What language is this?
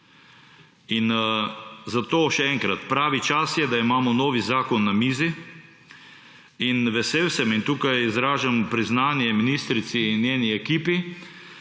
Slovenian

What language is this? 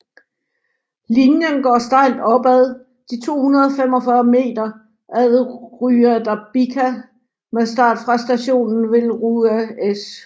Danish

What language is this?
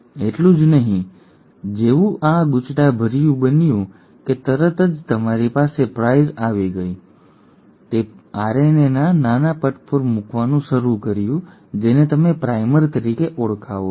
Gujarati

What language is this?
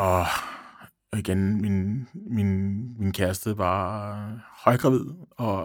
Danish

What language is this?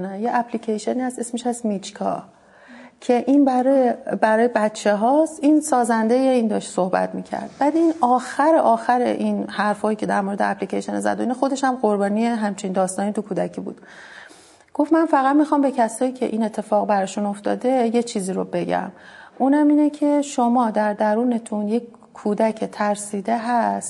Persian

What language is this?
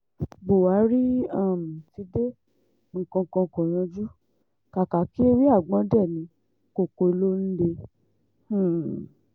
Yoruba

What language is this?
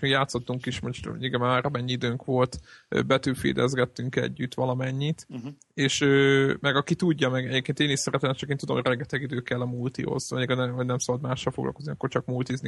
Hungarian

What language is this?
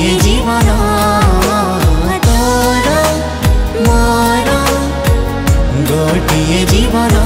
Hindi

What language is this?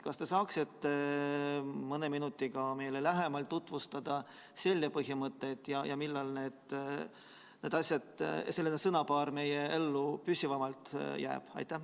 Estonian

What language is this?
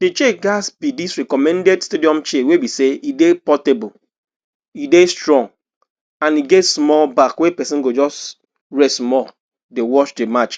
Nigerian Pidgin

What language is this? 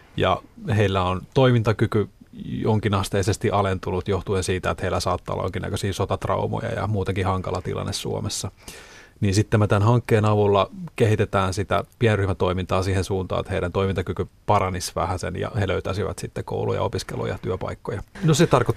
Finnish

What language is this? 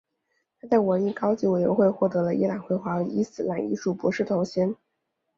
Chinese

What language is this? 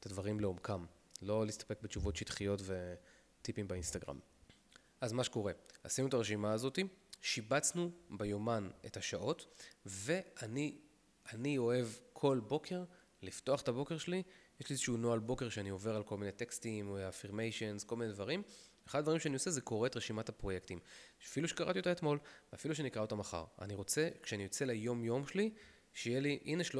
Hebrew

